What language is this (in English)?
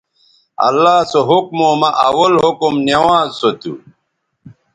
Bateri